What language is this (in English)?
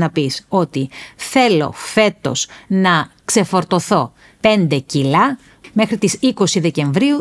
Greek